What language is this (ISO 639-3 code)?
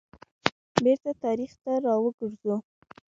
pus